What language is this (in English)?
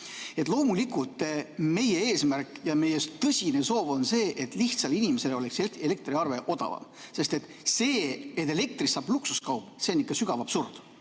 Estonian